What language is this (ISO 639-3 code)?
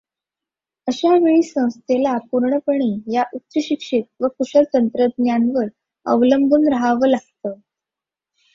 mar